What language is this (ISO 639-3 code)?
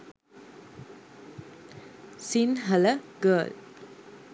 sin